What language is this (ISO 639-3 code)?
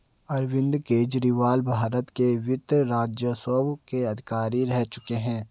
hin